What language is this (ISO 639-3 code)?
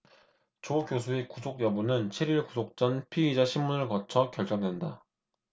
kor